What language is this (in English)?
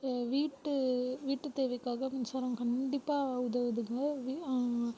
Tamil